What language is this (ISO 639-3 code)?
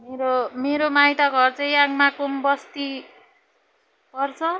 nep